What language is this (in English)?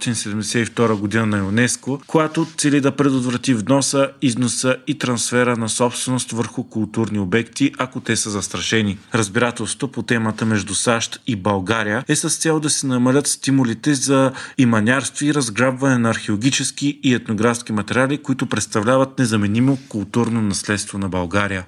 Bulgarian